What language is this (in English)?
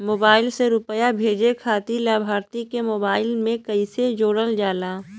Bhojpuri